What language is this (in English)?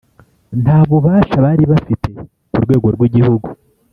Kinyarwanda